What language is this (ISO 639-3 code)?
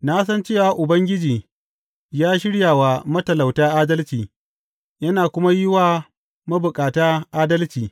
hau